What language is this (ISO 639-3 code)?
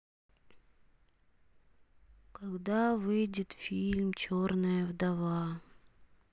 rus